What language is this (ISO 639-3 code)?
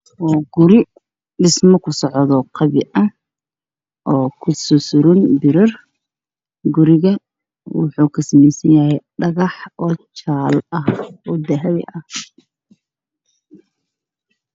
som